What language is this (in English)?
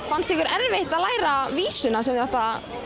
Icelandic